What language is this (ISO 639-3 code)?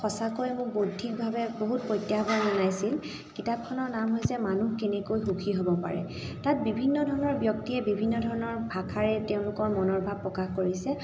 asm